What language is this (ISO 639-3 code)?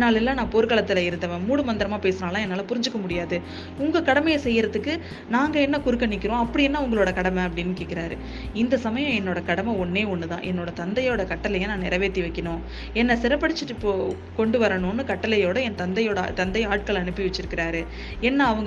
tam